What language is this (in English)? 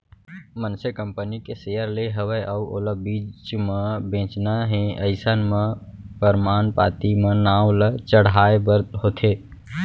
Chhattisgarhi